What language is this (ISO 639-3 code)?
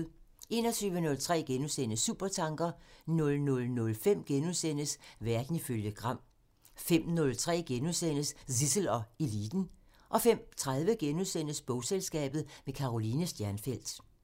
dan